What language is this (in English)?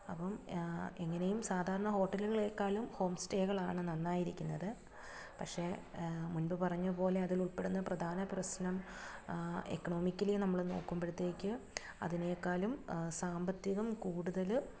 Malayalam